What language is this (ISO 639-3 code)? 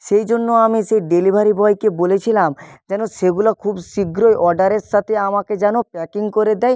ben